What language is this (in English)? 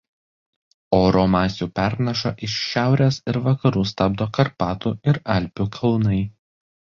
Lithuanian